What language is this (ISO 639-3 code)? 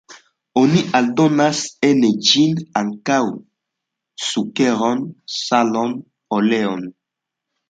epo